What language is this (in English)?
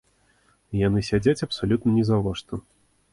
Belarusian